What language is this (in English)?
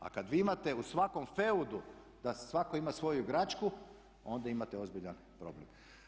Croatian